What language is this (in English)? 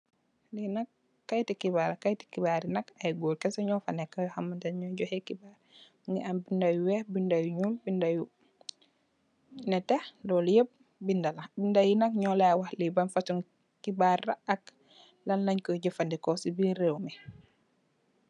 Wolof